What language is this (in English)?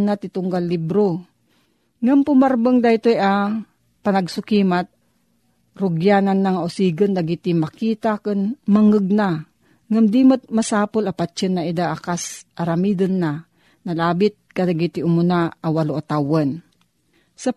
Filipino